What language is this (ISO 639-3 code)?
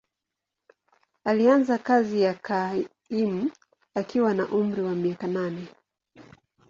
swa